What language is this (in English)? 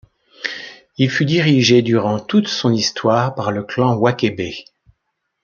French